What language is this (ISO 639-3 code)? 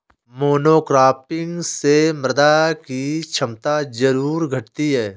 hin